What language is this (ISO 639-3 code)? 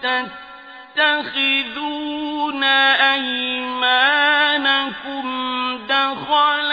ara